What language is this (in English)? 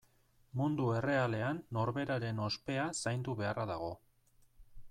Basque